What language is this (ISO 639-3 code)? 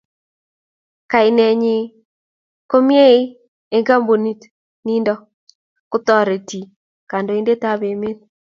kln